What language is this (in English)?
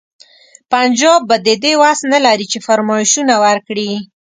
Pashto